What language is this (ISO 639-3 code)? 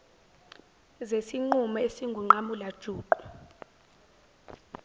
zul